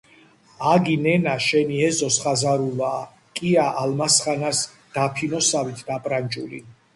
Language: Georgian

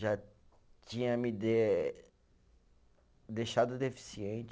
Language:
Portuguese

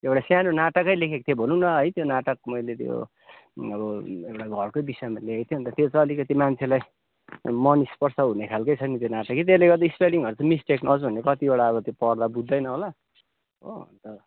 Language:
Nepali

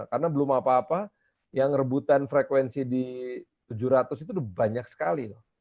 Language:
Indonesian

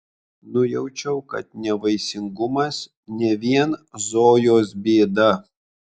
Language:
Lithuanian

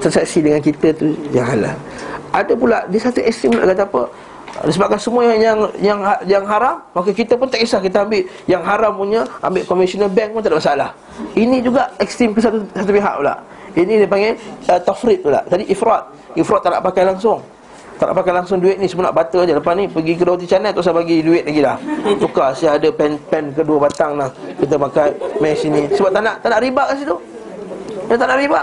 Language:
Malay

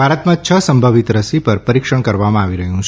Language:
Gujarati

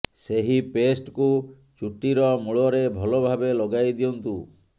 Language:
Odia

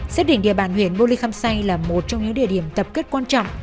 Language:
Vietnamese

